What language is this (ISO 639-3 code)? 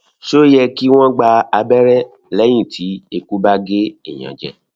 yor